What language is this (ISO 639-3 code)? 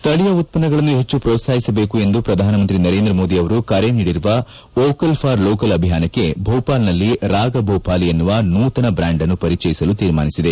kan